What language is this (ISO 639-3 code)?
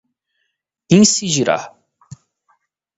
por